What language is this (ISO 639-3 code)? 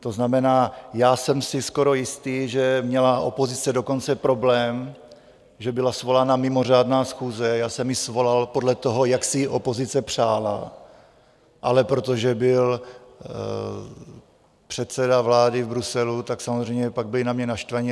ces